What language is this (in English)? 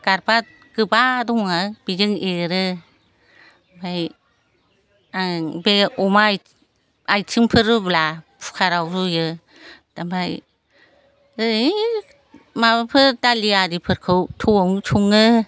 Bodo